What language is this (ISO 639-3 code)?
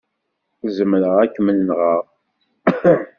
kab